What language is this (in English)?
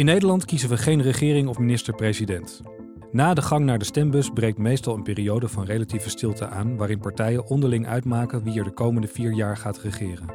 Dutch